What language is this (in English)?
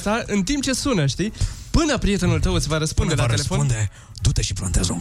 Romanian